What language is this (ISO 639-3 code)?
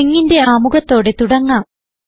mal